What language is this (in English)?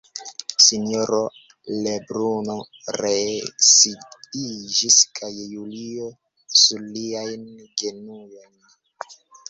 Esperanto